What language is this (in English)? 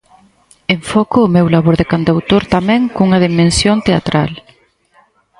Galician